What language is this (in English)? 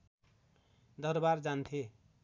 Nepali